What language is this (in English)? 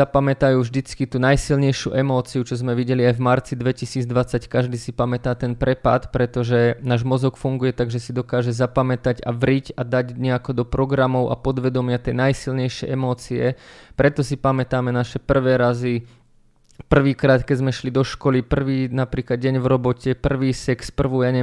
Slovak